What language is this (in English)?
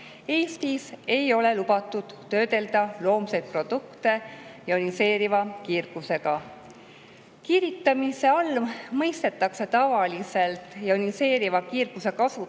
Estonian